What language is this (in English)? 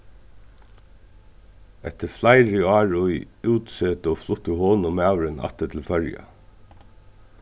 Faroese